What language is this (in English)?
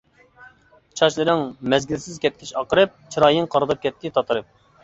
Uyghur